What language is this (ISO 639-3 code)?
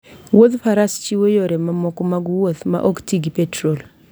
luo